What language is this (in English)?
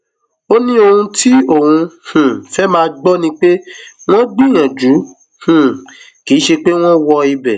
Yoruba